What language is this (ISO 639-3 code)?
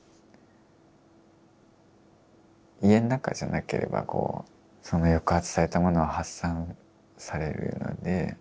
jpn